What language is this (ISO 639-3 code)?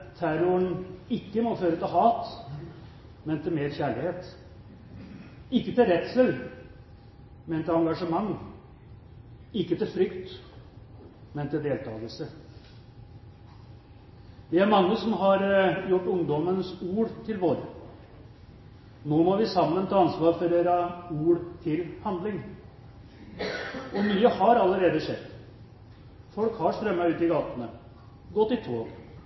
nob